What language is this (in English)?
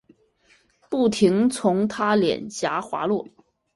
Chinese